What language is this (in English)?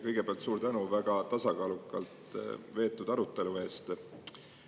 Estonian